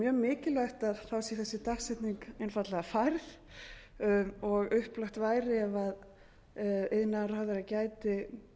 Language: Icelandic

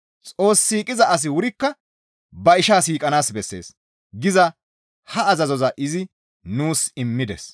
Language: Gamo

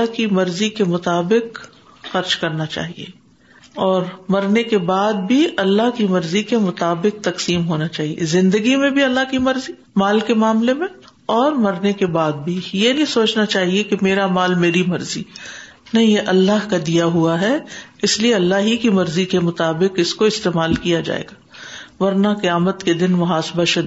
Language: Urdu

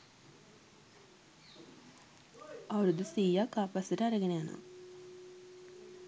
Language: Sinhala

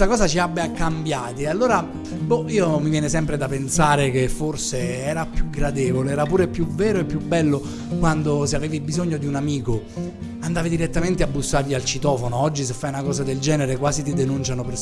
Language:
Italian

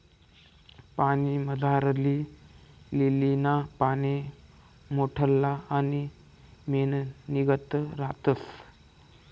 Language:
Marathi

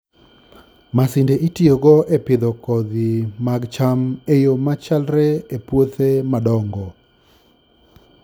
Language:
Luo (Kenya and Tanzania)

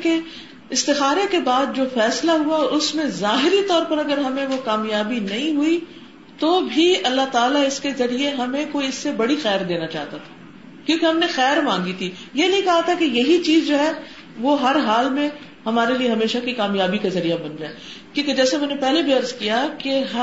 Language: Urdu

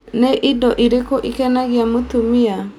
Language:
Kikuyu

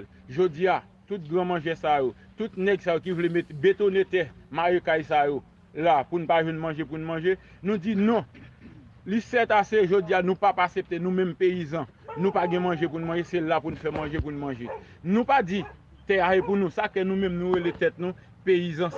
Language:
French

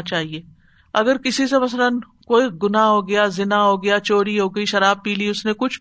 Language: Urdu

